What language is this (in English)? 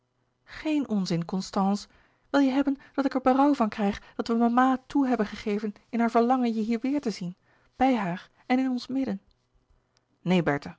Dutch